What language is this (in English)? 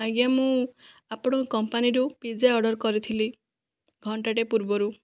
Odia